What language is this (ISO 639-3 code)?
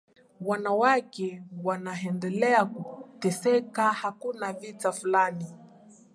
swa